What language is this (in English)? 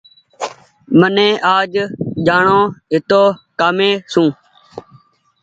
Goaria